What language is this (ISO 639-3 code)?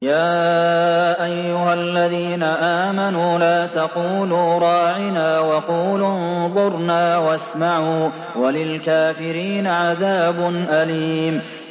ara